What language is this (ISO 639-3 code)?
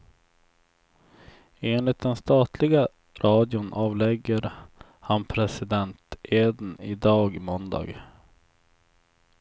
swe